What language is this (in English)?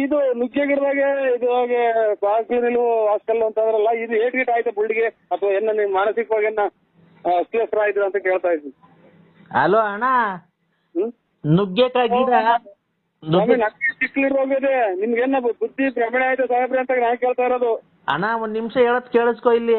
Kannada